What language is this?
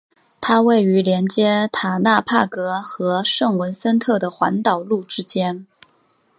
Chinese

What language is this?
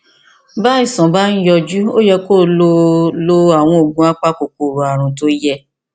Yoruba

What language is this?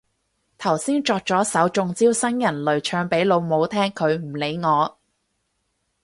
Cantonese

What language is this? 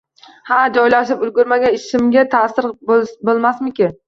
Uzbek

